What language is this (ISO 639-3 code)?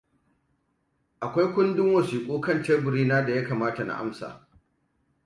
hau